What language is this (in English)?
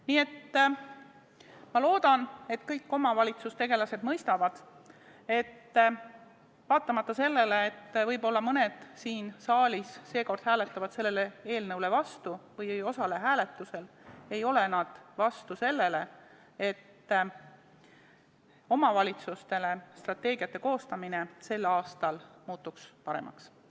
Estonian